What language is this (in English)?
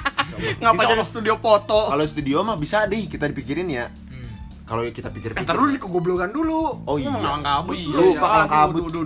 Indonesian